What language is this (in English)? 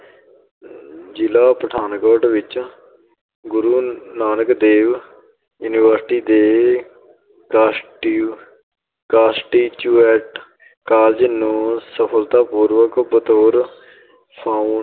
Punjabi